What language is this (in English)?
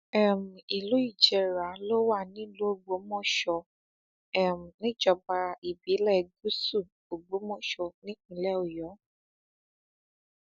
Yoruba